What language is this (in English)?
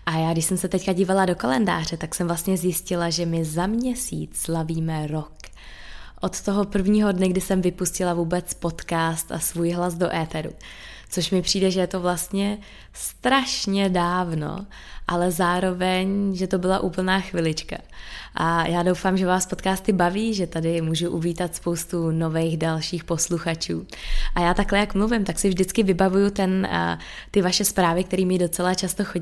Czech